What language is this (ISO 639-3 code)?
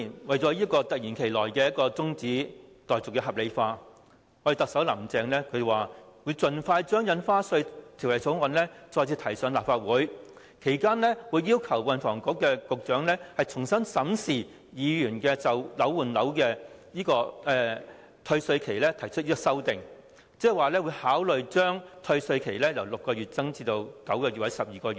yue